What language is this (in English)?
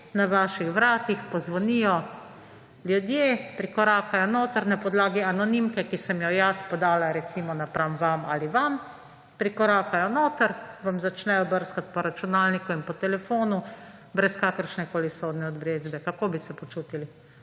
Slovenian